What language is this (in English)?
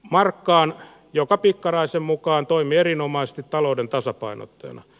Finnish